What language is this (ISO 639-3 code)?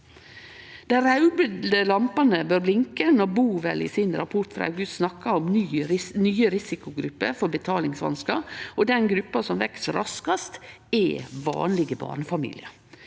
nor